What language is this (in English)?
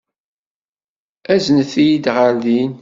Kabyle